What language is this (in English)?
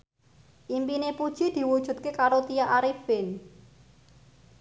Javanese